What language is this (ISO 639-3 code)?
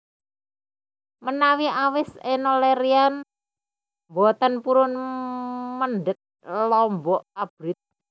jav